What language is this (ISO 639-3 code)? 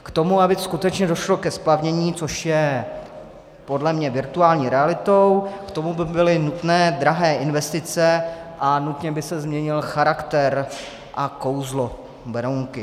ces